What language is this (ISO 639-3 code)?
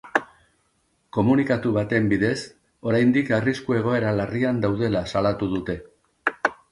eus